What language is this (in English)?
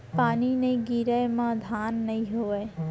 Chhattisgarhi